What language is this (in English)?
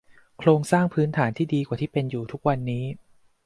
Thai